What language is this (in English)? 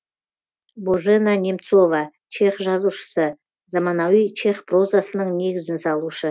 Kazakh